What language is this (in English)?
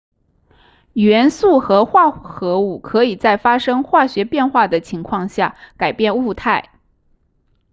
Chinese